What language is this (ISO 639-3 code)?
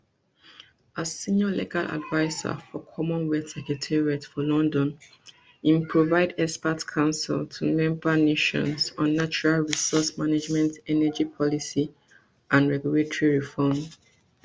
pcm